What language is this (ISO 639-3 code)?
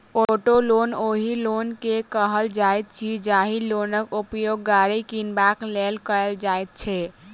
mai